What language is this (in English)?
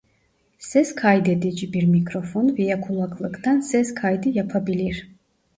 Turkish